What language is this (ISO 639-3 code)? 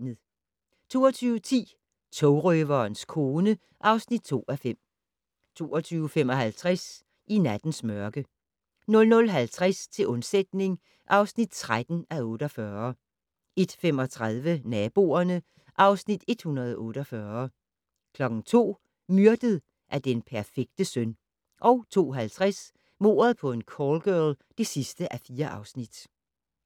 dan